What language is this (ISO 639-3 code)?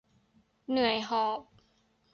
tha